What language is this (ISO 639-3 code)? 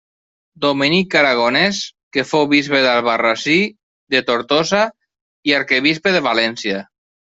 cat